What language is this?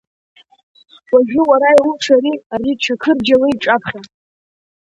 Abkhazian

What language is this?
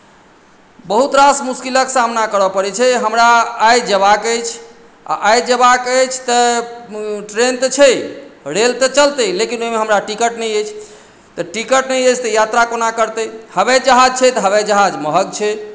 Maithili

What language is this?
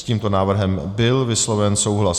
Czech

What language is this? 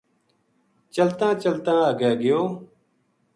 Gujari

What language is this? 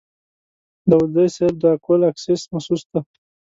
Pashto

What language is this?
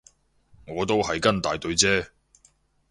Cantonese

